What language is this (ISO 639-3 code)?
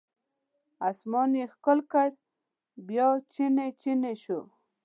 pus